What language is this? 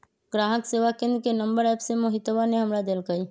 Magahi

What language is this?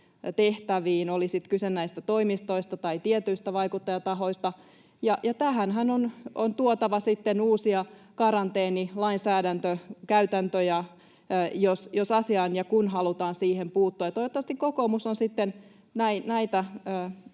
Finnish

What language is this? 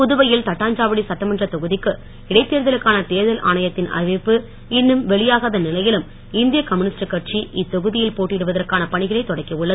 Tamil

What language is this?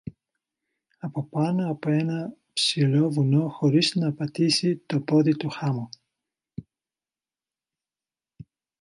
Greek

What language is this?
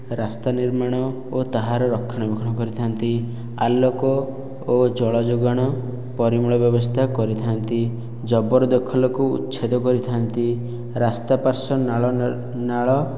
Odia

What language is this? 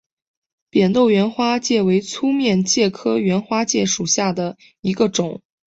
Chinese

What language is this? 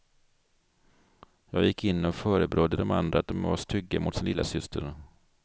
Swedish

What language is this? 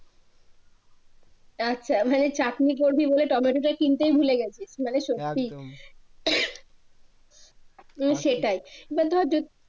Bangla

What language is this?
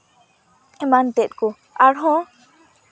Santali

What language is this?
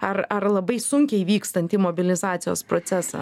Lithuanian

